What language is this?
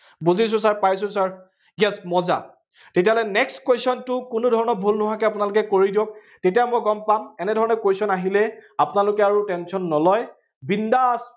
Assamese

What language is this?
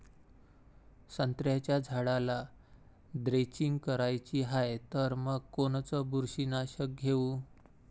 Marathi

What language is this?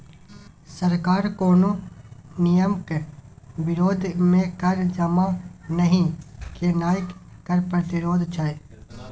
Maithili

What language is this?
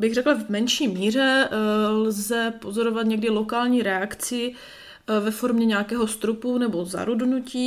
Czech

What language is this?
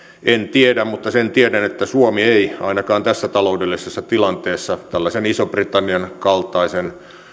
Finnish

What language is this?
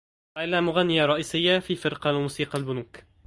Arabic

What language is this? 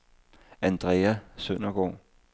Danish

